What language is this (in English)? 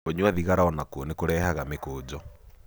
Kikuyu